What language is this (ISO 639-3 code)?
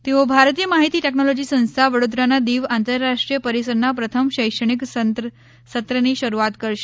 guj